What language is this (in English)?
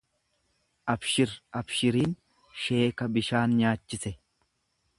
Oromo